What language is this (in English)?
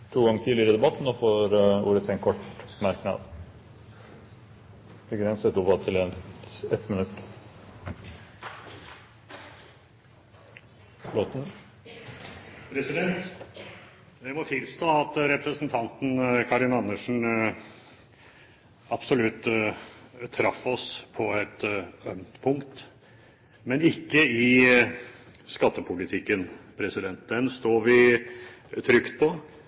Norwegian Bokmål